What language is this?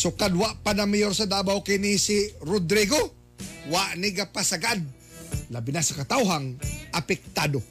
Filipino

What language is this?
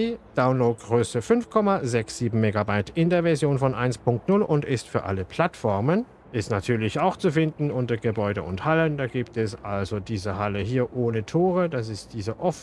German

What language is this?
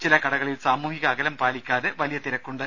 Malayalam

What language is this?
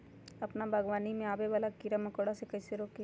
Magahi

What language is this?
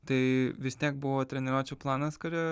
Lithuanian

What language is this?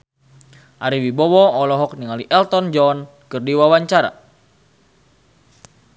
Sundanese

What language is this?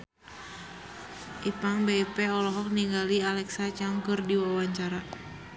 Sundanese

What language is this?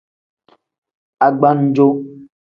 Tem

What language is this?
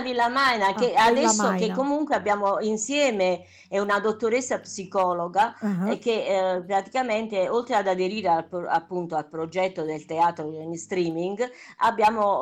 Italian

